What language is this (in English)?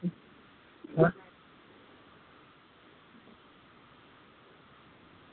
Gujarati